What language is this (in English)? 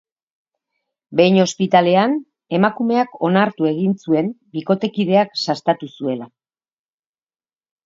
Basque